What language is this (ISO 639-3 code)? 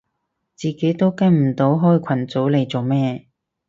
yue